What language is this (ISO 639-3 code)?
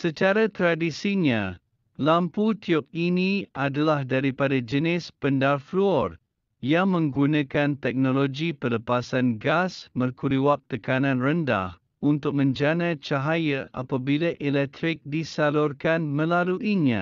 msa